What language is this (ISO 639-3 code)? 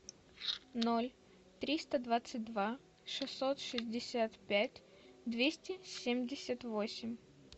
rus